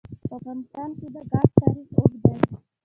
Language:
Pashto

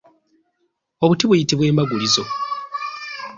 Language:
Ganda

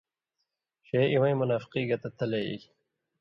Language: Indus Kohistani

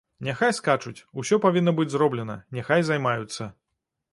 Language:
Belarusian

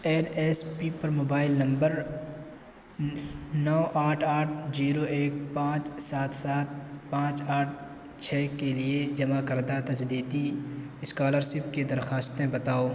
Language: Urdu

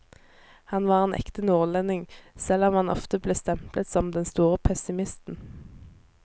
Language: Norwegian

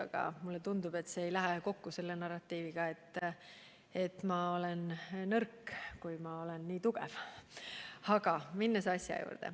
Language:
Estonian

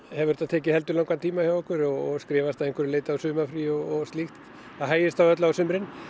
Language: Icelandic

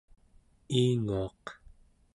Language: Central Yupik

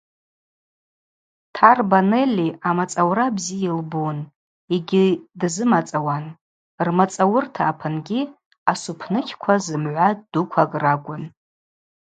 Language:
Abaza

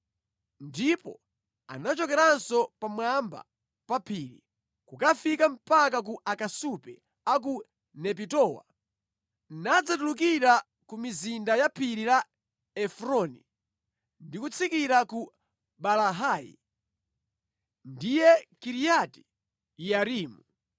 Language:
Nyanja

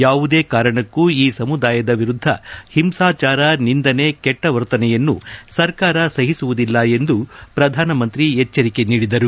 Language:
Kannada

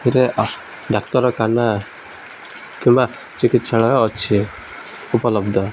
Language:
Odia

